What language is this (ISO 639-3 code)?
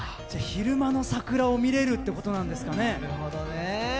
jpn